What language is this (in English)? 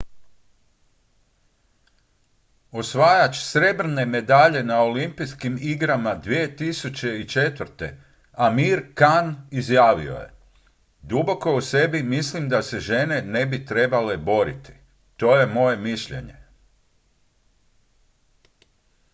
Croatian